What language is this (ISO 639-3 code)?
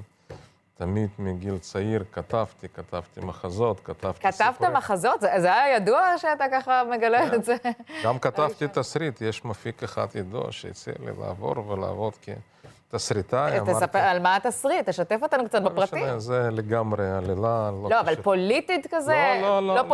heb